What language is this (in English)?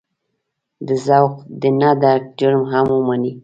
Pashto